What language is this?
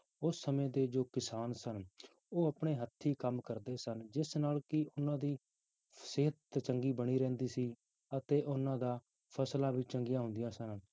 Punjabi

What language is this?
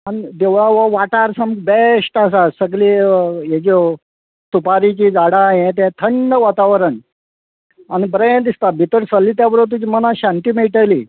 Konkani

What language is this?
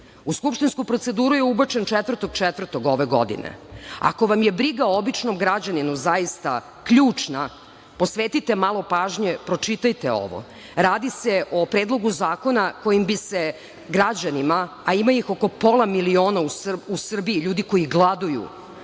Serbian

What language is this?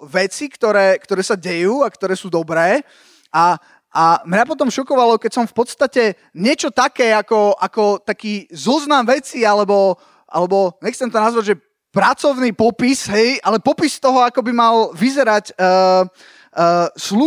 Slovak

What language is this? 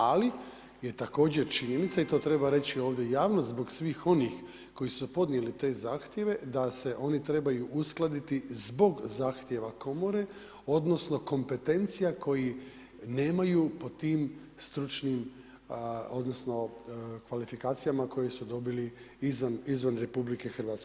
Croatian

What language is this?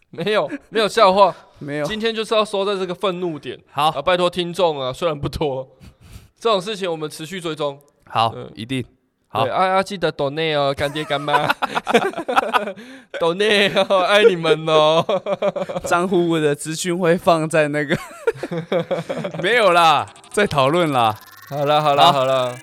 Chinese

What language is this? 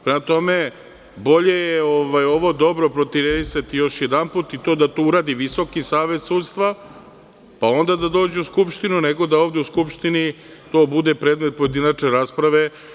Serbian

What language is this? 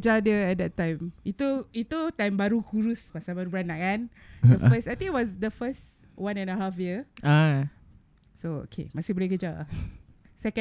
Malay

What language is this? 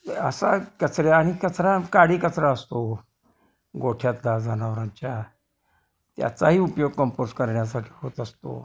Marathi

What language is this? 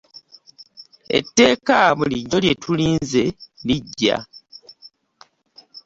Ganda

